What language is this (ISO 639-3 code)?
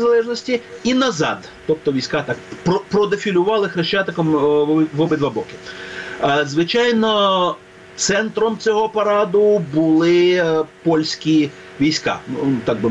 ukr